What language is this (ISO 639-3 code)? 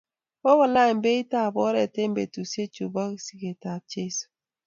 kln